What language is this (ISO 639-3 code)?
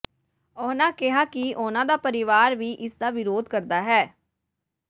pan